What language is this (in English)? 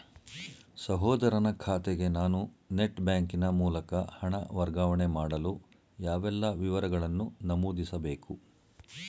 Kannada